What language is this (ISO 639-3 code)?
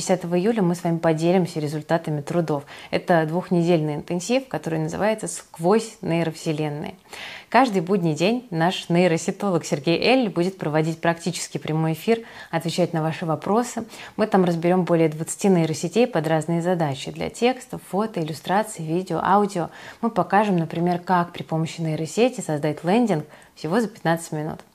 rus